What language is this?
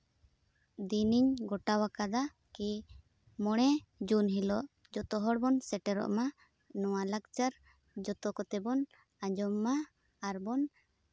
Santali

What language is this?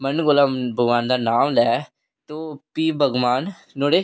Dogri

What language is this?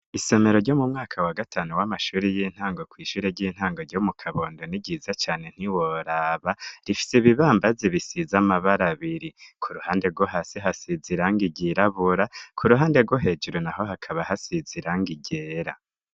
Rundi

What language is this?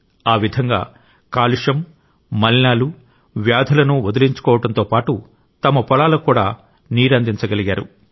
Telugu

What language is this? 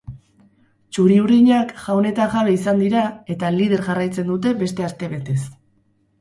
Basque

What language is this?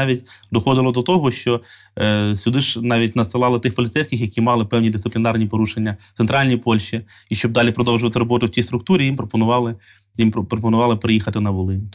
Ukrainian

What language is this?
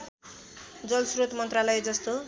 Nepali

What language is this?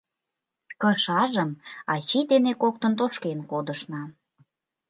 Mari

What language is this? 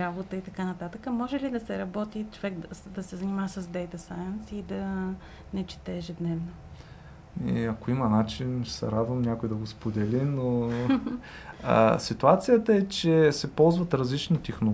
Bulgarian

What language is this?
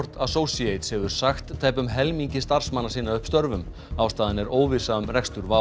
Icelandic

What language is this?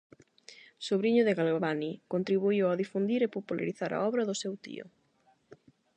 Galician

